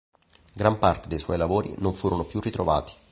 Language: Italian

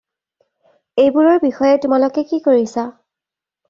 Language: Assamese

